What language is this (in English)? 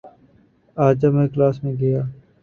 Urdu